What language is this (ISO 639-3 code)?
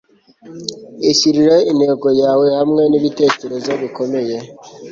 kin